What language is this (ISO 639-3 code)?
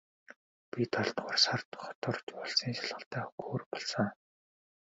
mon